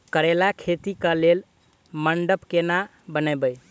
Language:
Maithili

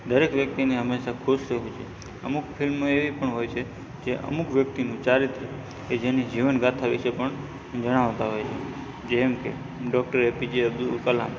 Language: Gujarati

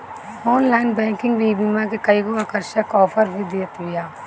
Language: Bhojpuri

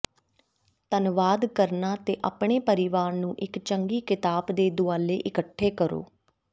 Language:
Punjabi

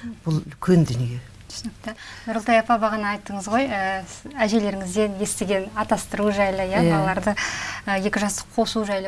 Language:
Turkish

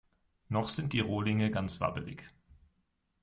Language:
German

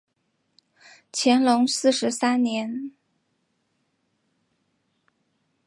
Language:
Chinese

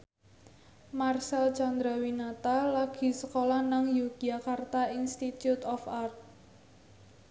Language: Javanese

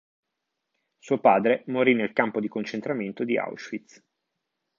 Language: Italian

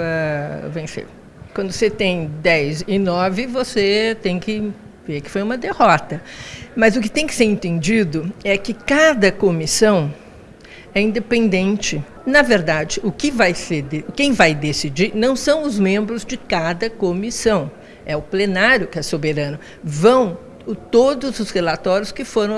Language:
Portuguese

